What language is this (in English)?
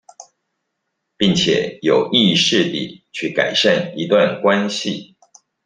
Chinese